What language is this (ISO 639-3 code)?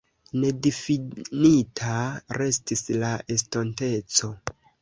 epo